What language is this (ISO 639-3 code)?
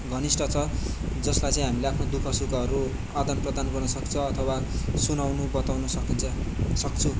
nep